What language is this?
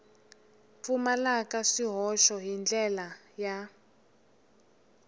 Tsonga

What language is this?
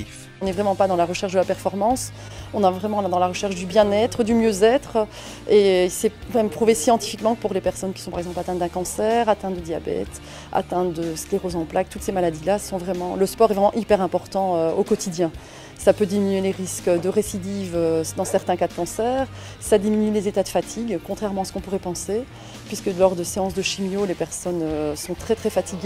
French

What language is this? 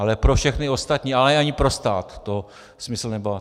Czech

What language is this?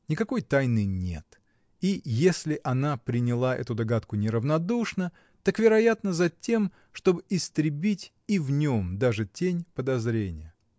Russian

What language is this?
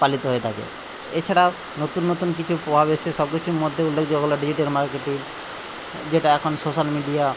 Bangla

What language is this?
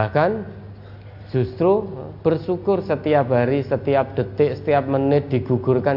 Indonesian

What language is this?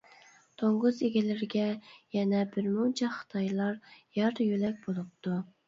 Uyghur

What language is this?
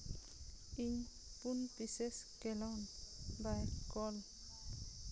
Santali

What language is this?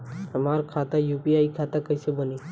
Bhojpuri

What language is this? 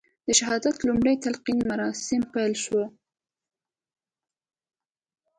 Pashto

